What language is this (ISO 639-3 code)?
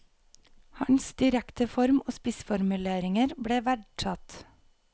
nor